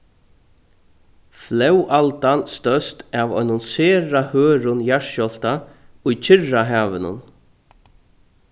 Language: Faroese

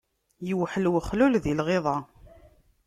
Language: Kabyle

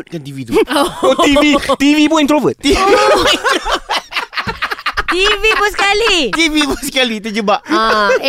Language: Malay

